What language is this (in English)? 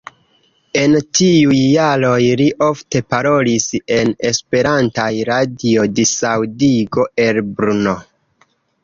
Esperanto